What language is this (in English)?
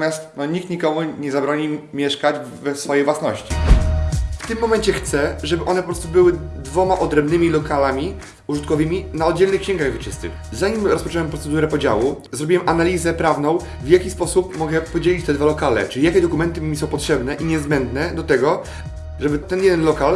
Polish